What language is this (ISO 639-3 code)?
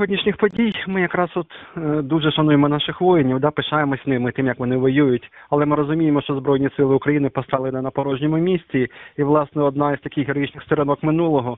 ukr